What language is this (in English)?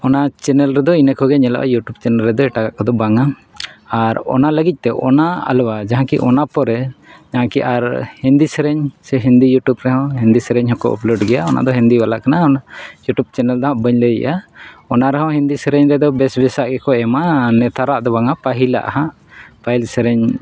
Santali